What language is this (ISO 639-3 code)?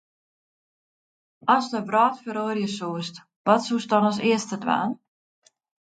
fry